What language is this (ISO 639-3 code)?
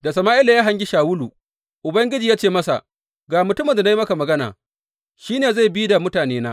hau